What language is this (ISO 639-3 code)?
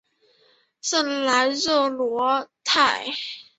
zho